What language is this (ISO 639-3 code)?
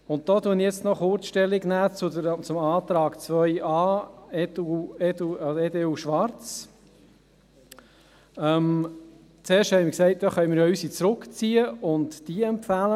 gsw